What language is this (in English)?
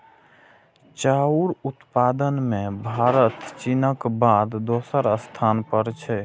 Maithili